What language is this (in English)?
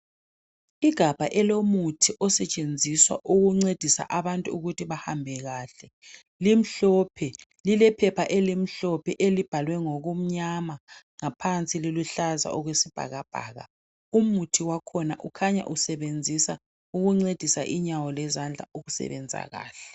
North Ndebele